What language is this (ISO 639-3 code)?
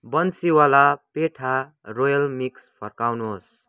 nep